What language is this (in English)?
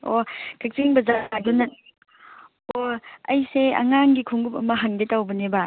Manipuri